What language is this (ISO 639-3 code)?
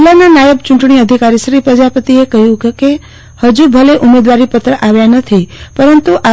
guj